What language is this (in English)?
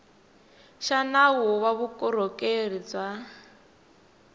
Tsonga